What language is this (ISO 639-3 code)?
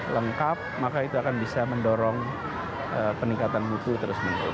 ind